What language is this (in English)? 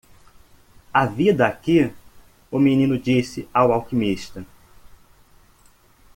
Portuguese